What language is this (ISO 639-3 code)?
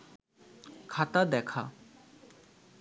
ben